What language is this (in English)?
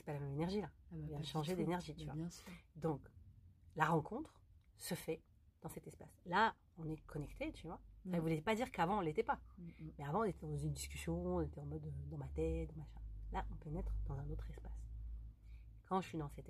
French